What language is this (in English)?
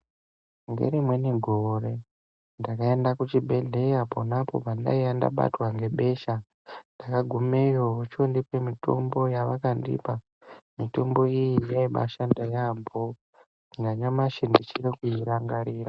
Ndau